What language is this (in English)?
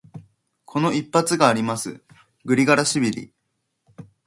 Japanese